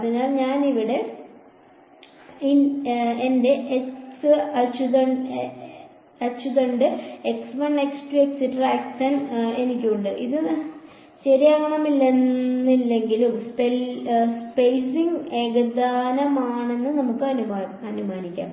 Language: Malayalam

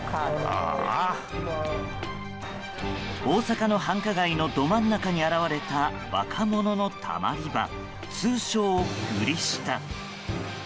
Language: Japanese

